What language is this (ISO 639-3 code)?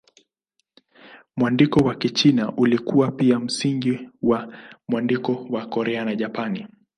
swa